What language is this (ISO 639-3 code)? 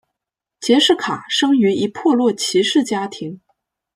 zho